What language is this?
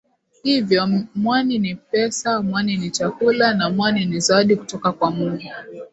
Swahili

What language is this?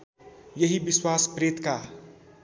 Nepali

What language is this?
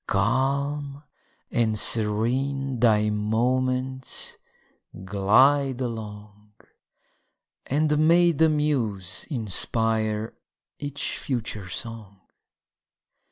English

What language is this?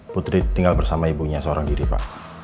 Indonesian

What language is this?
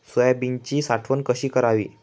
Marathi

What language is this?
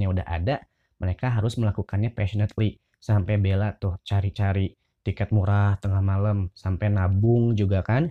Indonesian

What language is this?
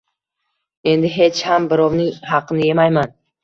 Uzbek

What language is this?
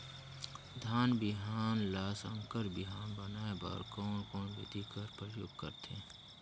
Chhattisgarhi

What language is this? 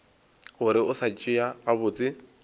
Northern Sotho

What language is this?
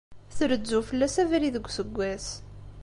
Kabyle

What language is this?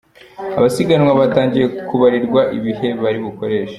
Kinyarwanda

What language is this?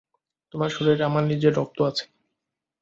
Bangla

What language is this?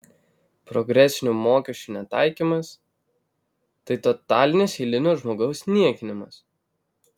Lithuanian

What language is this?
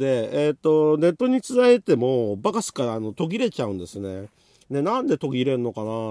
Japanese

